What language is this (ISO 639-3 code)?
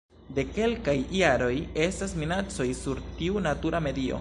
epo